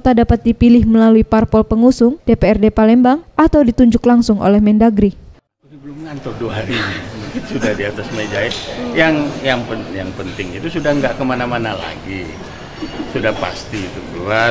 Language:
Indonesian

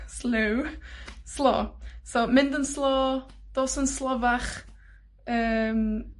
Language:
Welsh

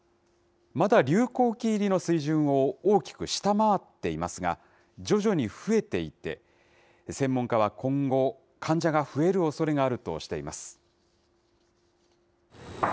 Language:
Japanese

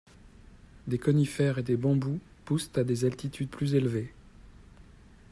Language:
French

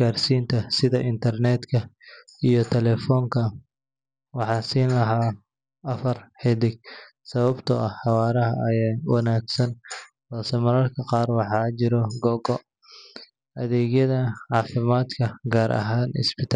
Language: Somali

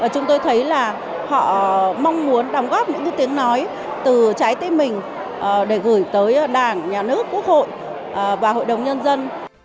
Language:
Vietnamese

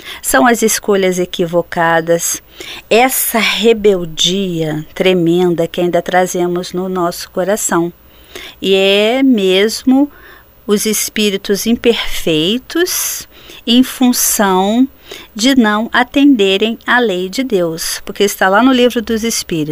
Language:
Portuguese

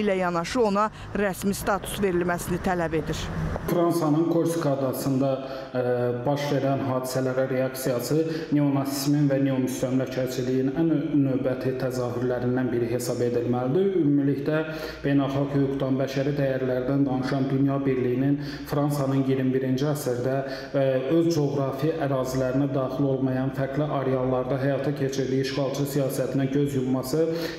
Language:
Turkish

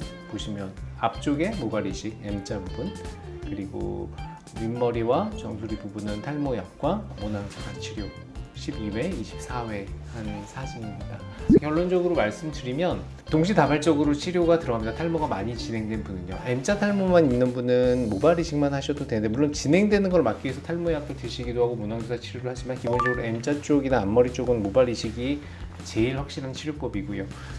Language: Korean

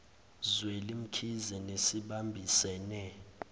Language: Zulu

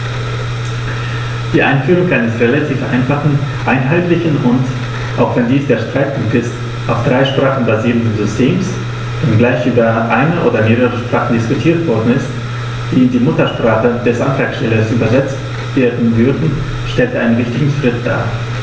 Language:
German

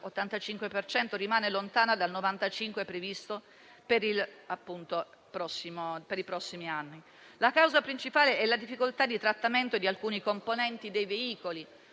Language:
Italian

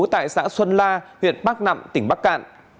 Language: Vietnamese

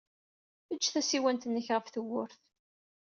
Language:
Kabyle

